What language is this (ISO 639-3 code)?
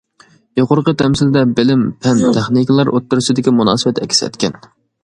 uig